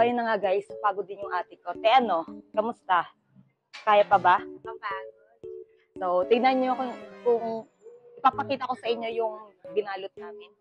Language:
Filipino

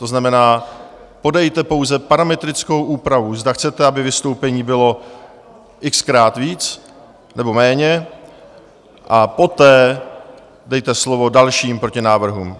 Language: Czech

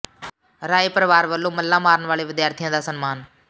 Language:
Punjabi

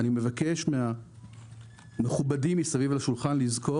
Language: Hebrew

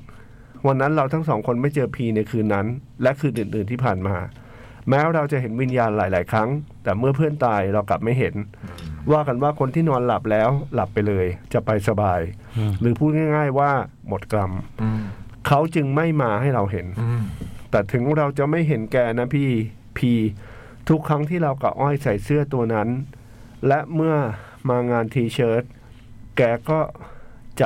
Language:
Thai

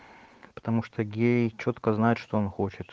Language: Russian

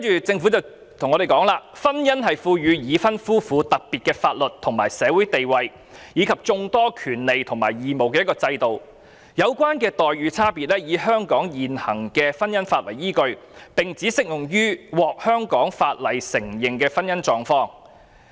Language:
Cantonese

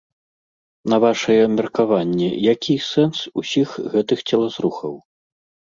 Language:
Belarusian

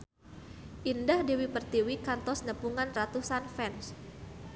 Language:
Sundanese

